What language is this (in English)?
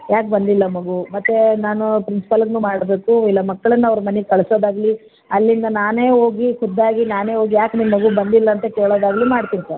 Kannada